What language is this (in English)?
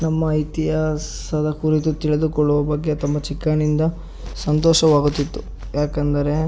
Kannada